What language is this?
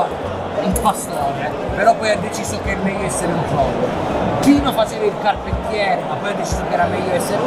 Italian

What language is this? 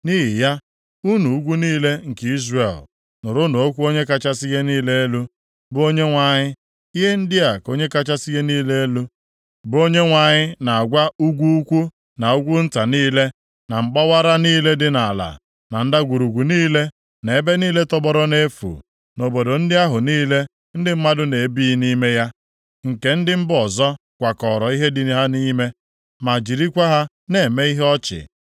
Igbo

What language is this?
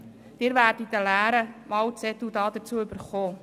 Swiss German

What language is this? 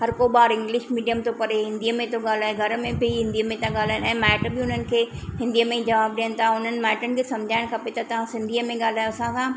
Sindhi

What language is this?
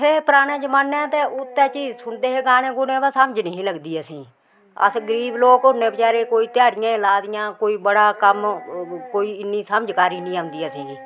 Dogri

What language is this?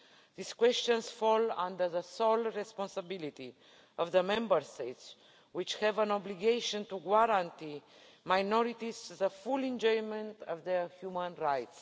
English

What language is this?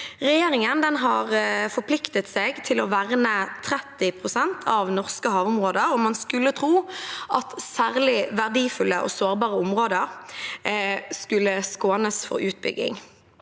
Norwegian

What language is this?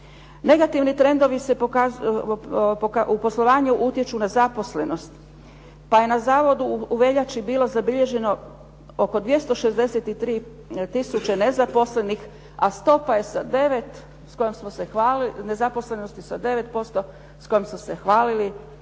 Croatian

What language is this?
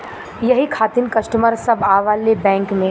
Bhojpuri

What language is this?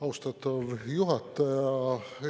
Estonian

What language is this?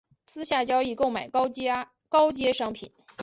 Chinese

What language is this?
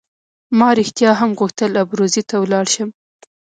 Pashto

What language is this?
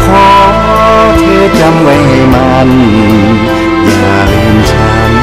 Thai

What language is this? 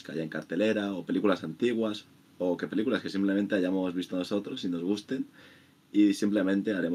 Spanish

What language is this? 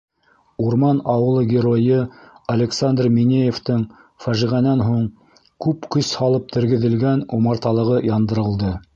Bashkir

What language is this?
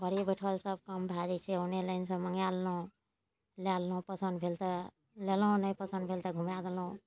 Maithili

